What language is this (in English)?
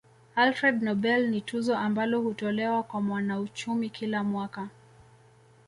Swahili